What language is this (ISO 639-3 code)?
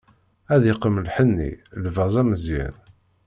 kab